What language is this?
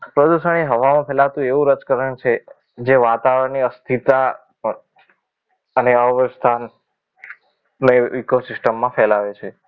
Gujarati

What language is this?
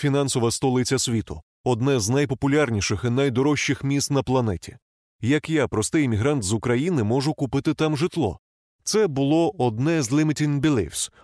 Ukrainian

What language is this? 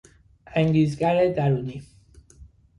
Persian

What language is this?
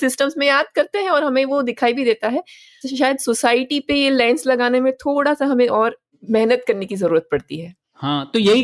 Hindi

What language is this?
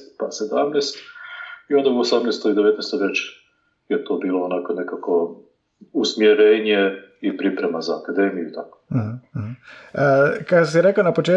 Croatian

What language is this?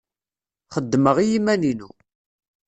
Kabyle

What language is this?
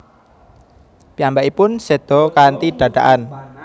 Javanese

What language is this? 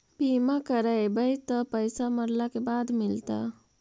Magahi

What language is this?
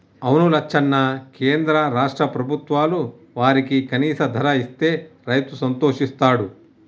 Telugu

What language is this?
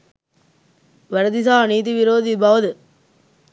Sinhala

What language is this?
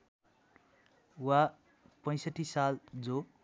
Nepali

